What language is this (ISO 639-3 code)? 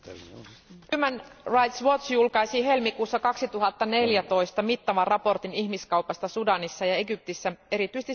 fin